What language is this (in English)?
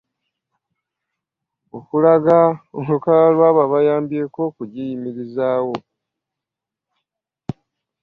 Ganda